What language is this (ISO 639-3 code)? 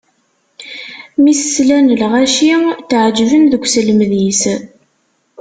kab